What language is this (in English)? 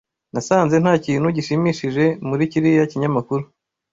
Kinyarwanda